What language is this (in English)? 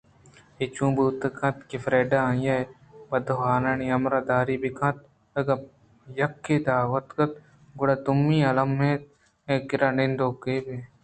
Eastern Balochi